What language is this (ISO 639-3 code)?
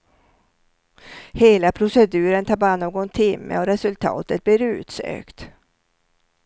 swe